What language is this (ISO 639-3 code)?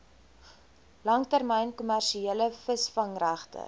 afr